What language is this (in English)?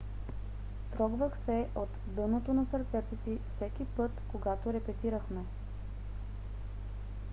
Bulgarian